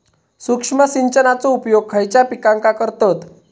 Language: Marathi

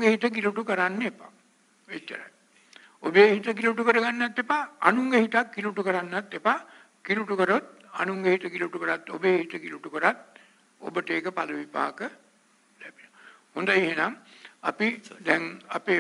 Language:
Arabic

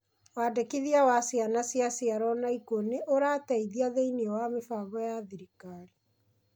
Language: Kikuyu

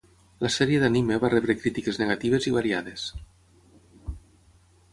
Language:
Catalan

